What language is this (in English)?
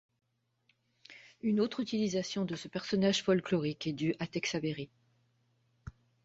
French